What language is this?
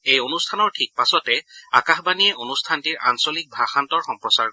Assamese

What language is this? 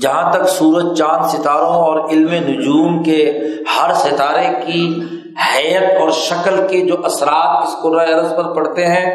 Urdu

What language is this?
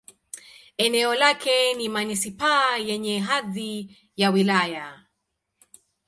Swahili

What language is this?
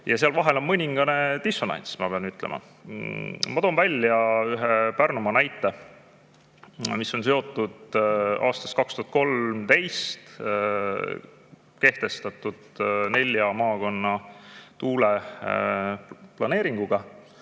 Estonian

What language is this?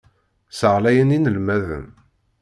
Kabyle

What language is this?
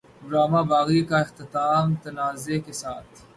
Urdu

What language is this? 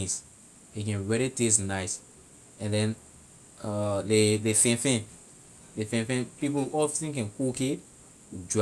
Liberian English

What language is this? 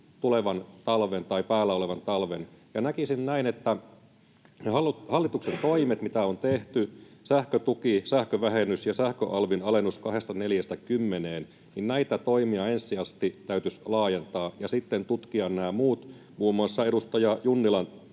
Finnish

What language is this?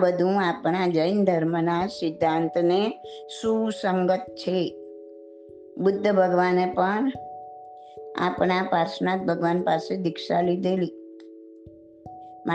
Gujarati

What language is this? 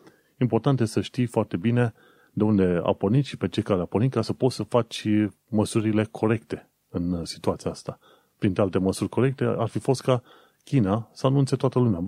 Romanian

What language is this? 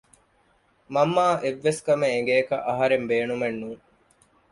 Divehi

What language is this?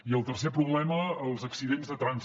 Catalan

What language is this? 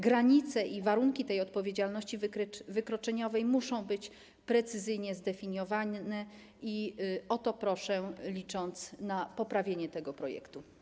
Polish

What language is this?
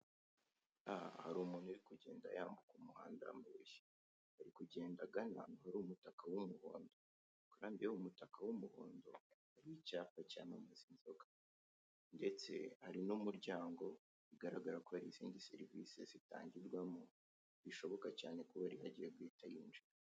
Kinyarwanda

